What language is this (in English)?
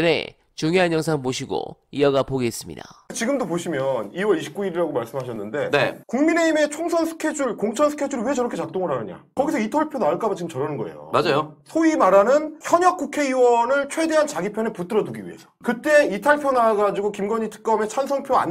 Korean